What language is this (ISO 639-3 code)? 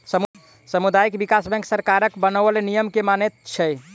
mai